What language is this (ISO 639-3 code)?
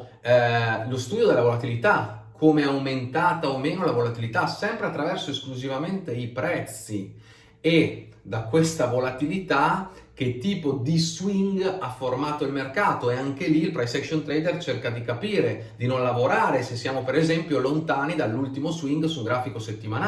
ita